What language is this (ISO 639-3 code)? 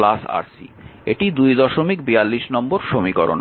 ben